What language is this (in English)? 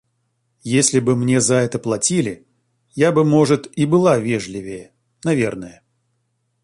Russian